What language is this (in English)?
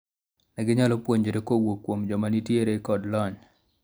Luo (Kenya and Tanzania)